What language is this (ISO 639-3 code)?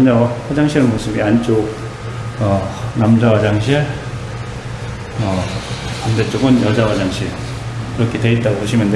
kor